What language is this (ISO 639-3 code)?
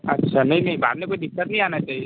hin